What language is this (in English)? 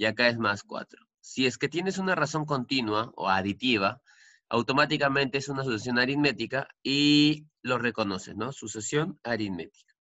Spanish